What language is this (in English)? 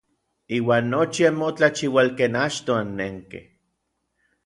Orizaba Nahuatl